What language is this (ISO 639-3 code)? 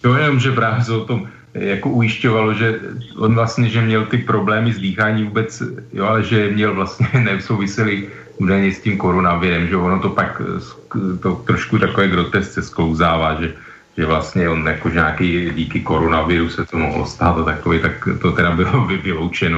ces